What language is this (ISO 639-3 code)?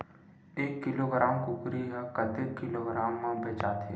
hne